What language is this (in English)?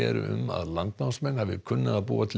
Icelandic